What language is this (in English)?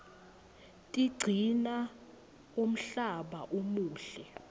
Swati